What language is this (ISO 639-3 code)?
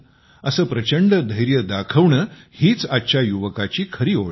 mar